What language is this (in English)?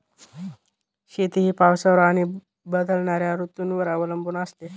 Marathi